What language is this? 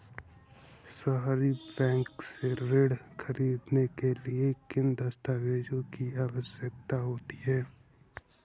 Hindi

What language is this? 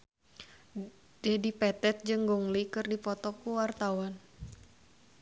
Sundanese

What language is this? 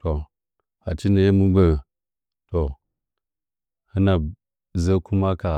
Nzanyi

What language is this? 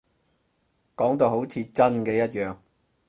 Cantonese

